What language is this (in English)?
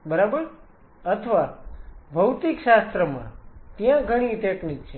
Gujarati